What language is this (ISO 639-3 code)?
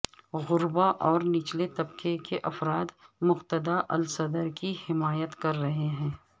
urd